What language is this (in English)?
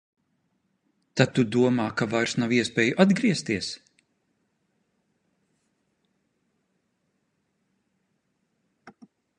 Latvian